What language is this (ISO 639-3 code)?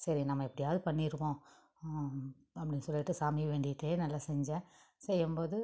tam